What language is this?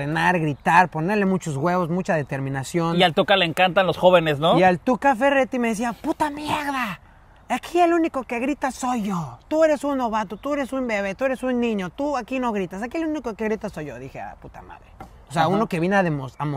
Spanish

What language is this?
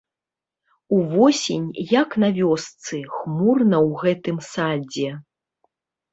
Belarusian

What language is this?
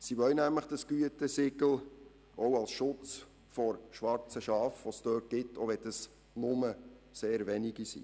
Swiss German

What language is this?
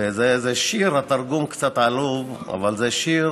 Hebrew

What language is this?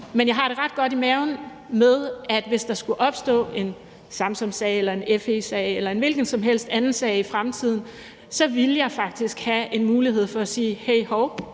Danish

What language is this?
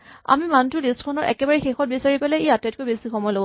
Assamese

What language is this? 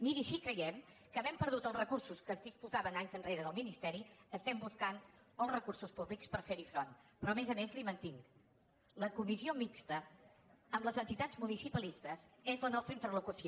Catalan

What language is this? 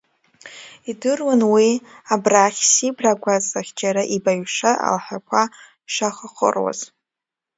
Abkhazian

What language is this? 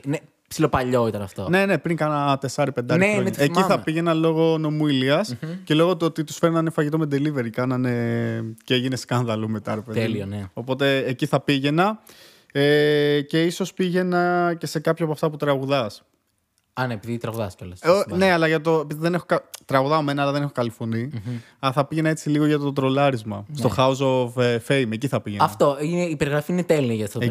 Greek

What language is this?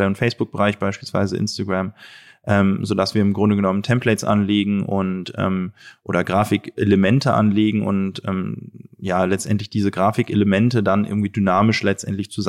German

